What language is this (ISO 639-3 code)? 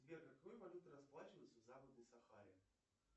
rus